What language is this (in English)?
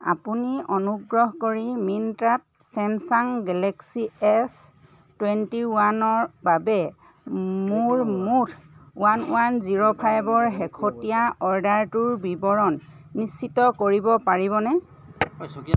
Assamese